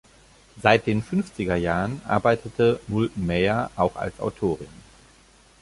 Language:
German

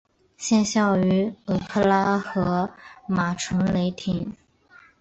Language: Chinese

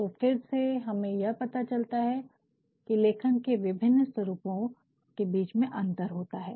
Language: Hindi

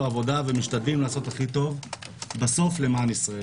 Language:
Hebrew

